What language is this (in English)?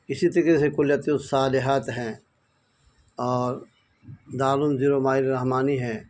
Urdu